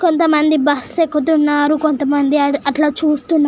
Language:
Telugu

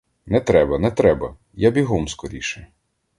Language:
Ukrainian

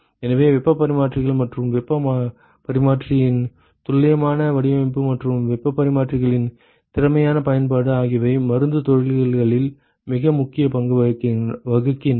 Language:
Tamil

